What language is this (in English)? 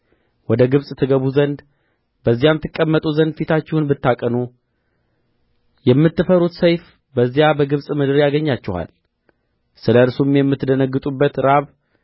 Amharic